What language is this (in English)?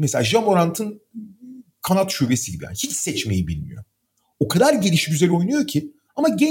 Turkish